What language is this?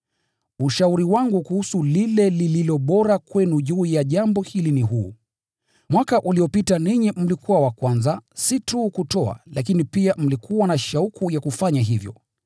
Swahili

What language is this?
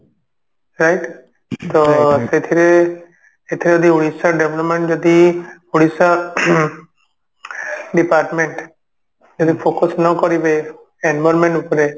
Odia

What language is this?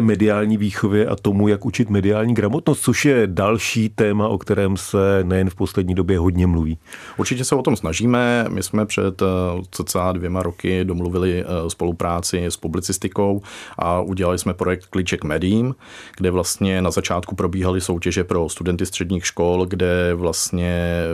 Czech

